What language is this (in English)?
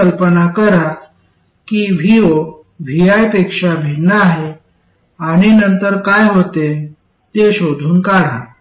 Marathi